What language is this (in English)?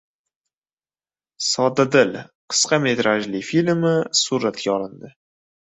Uzbek